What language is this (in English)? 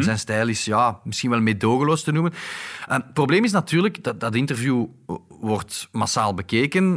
Dutch